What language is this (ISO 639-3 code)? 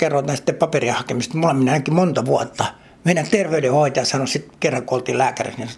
fin